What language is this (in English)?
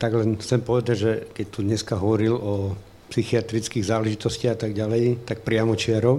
Slovak